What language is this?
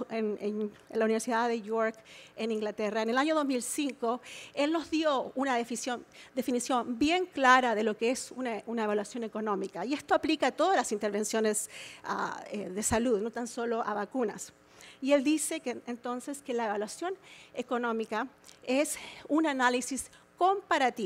Spanish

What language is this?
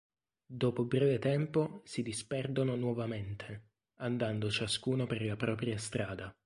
Italian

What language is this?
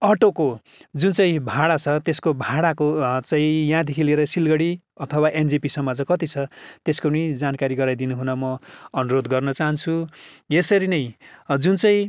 Nepali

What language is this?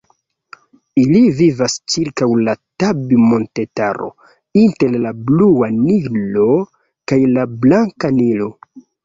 Esperanto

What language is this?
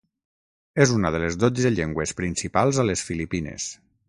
Catalan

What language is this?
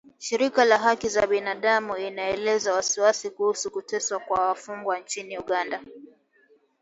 Swahili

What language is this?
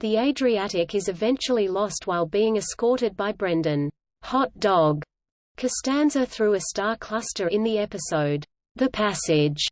English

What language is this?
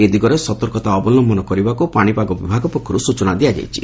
Odia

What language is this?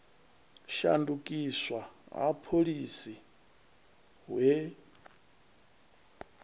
Venda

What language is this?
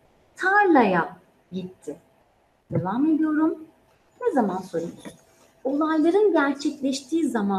Turkish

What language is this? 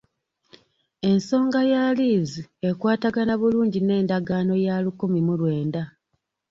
Ganda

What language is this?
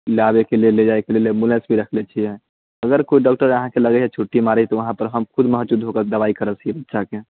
Maithili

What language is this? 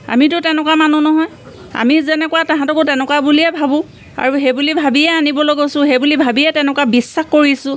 Assamese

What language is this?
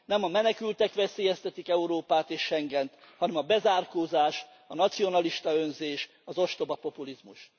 Hungarian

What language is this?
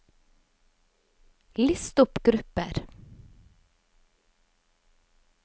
Norwegian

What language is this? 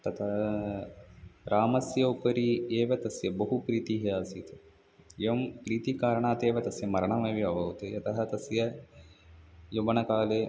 Sanskrit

